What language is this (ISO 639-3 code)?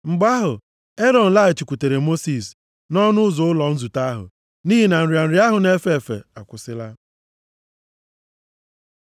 ibo